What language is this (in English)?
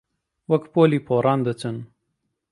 Central Kurdish